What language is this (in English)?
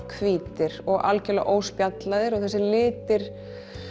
Icelandic